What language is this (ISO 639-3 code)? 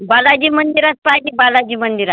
mar